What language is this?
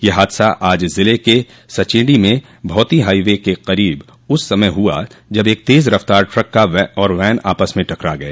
Hindi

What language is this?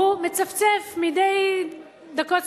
Hebrew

